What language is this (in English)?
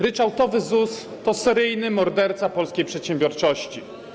Polish